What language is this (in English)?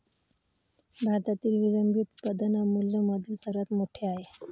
Marathi